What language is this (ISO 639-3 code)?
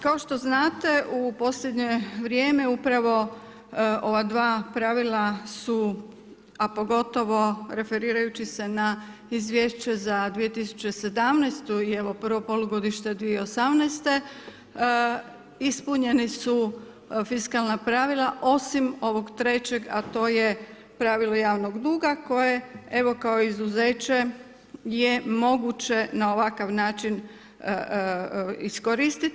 hrv